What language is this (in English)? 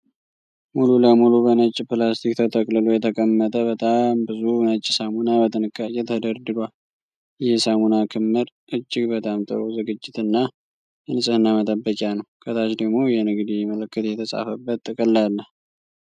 Amharic